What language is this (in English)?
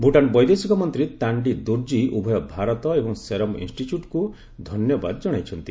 Odia